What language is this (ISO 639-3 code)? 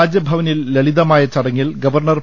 mal